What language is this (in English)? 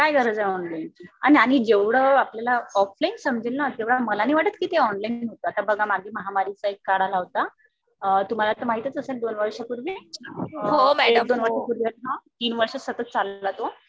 Marathi